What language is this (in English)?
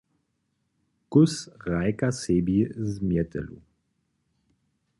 Upper Sorbian